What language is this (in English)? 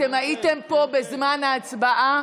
Hebrew